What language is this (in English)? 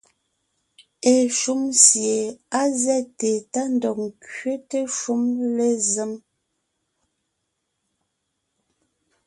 Ngiemboon